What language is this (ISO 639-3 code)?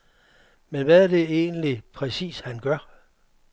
dan